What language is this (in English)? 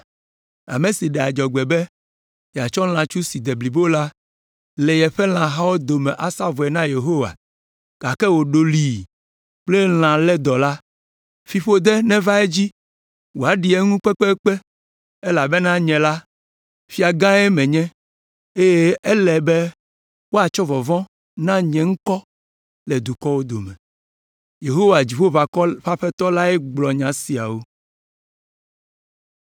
Ewe